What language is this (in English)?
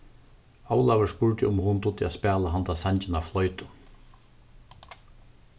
Faroese